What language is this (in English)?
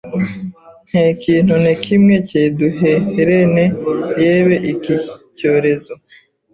Kinyarwanda